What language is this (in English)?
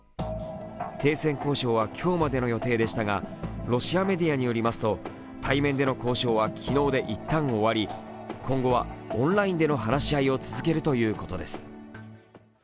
Japanese